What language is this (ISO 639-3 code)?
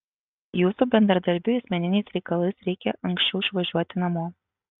lit